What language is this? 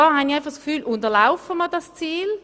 Swiss German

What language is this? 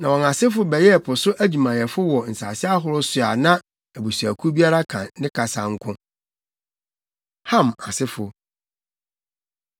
Akan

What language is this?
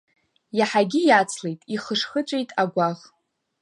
Abkhazian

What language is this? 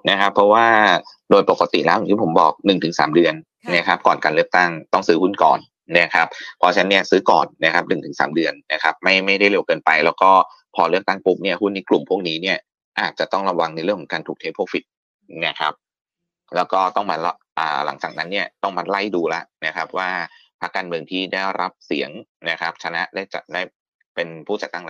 Thai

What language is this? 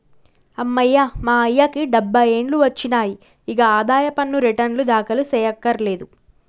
Telugu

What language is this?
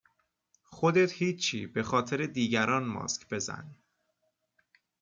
Persian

